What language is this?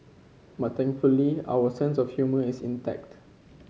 English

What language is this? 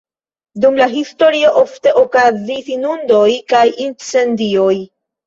Esperanto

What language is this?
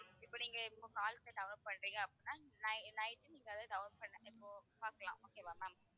Tamil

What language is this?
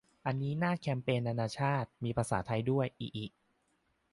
Thai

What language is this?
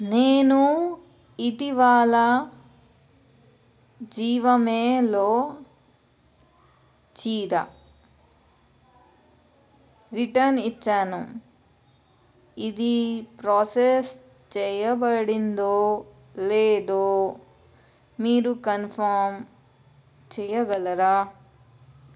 Telugu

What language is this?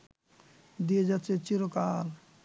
Bangla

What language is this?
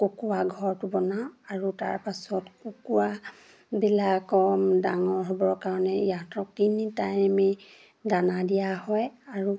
Assamese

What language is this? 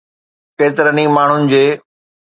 Sindhi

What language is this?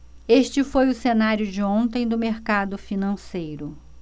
Portuguese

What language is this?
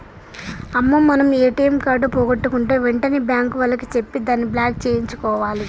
Telugu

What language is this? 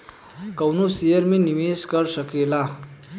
Bhojpuri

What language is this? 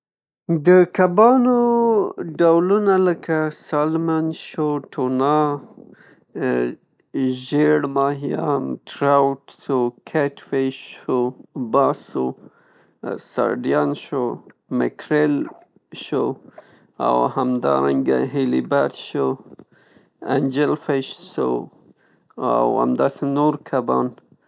Pashto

